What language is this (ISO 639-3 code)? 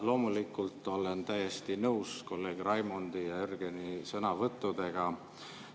est